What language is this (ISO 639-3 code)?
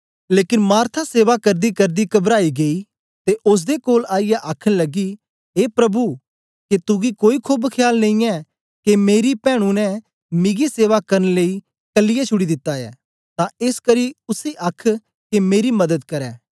doi